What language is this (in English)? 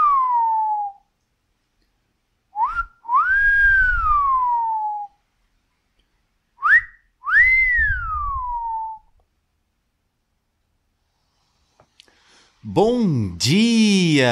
Portuguese